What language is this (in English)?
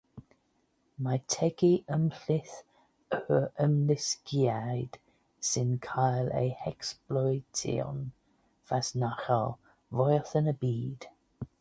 Welsh